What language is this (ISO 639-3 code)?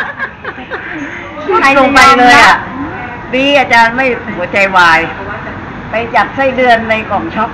tha